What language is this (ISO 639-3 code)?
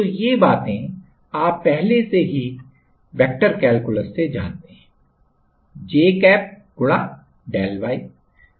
hin